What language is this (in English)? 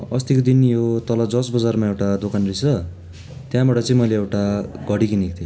Nepali